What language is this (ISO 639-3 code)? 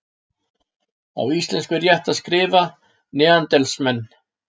isl